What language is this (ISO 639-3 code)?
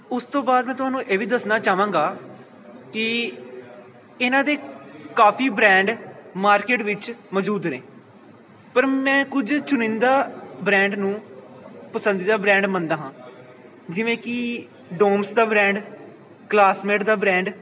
pan